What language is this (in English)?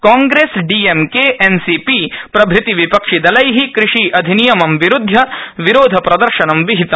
Sanskrit